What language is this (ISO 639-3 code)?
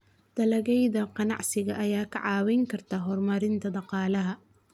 som